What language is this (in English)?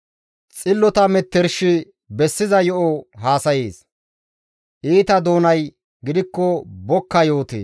Gamo